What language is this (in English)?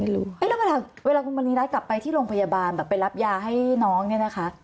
Thai